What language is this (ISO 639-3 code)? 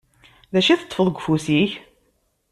kab